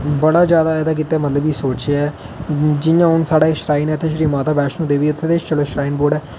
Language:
Dogri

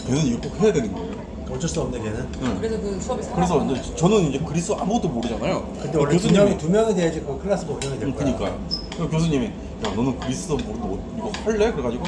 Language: Korean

